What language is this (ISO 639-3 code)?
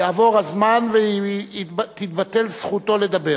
heb